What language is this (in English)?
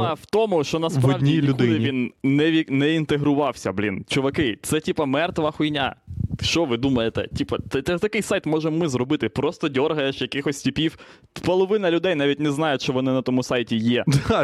Ukrainian